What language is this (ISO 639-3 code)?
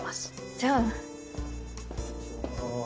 jpn